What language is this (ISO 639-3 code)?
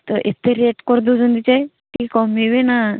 ori